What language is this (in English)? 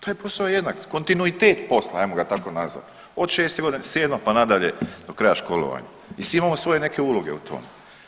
Croatian